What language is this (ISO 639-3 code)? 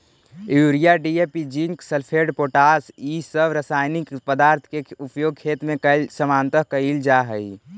mag